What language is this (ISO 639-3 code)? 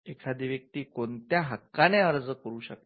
mar